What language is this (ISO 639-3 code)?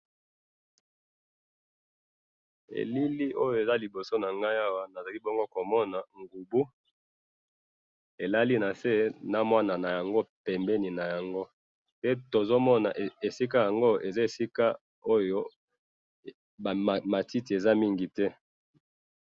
lin